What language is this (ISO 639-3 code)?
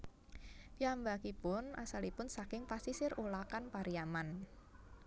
jav